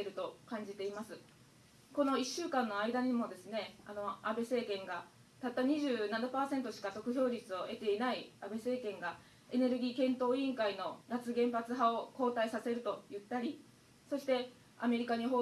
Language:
Japanese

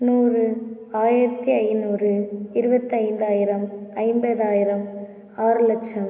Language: Tamil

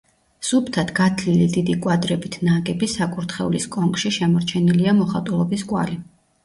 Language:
Georgian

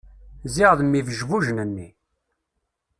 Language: Kabyle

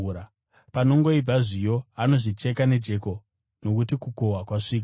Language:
Shona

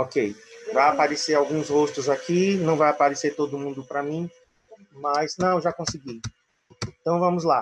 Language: Portuguese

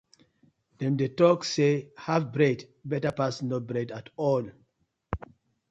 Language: Nigerian Pidgin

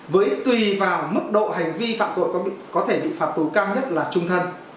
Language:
Vietnamese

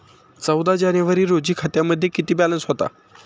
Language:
Marathi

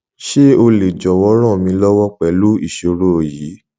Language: Yoruba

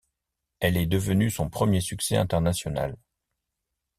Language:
French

